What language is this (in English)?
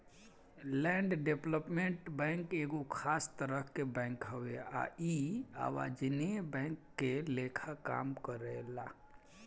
Bhojpuri